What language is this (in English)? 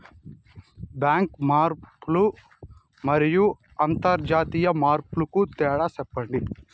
Telugu